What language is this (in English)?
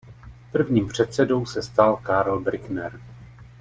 Czech